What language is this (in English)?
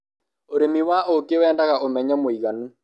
Kikuyu